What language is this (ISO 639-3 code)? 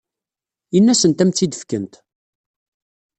kab